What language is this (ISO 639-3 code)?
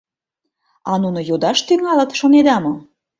chm